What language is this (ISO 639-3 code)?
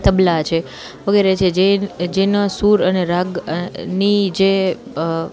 guj